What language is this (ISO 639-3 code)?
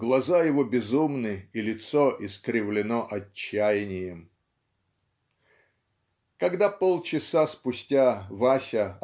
rus